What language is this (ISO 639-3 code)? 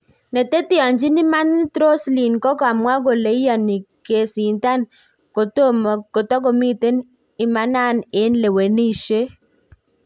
kln